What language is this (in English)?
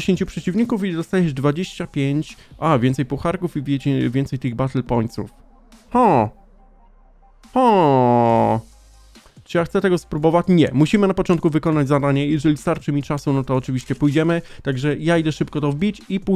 Polish